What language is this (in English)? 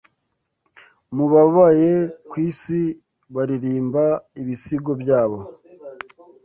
Kinyarwanda